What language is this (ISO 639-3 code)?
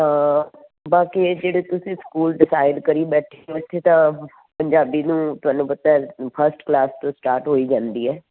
pan